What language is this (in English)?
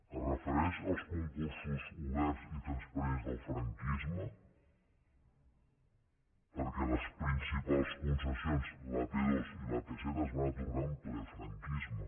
Catalan